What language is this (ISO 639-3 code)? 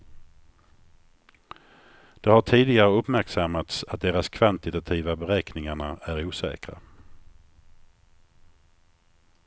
swe